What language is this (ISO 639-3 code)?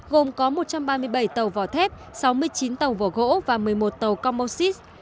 vie